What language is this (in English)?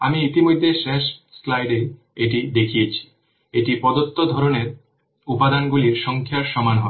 Bangla